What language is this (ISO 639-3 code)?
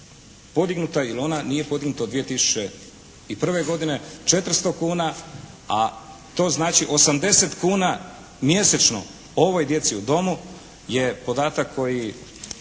hrv